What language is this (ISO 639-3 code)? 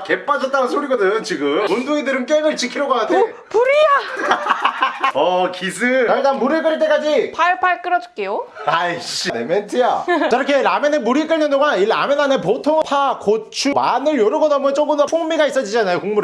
kor